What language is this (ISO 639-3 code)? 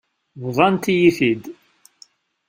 kab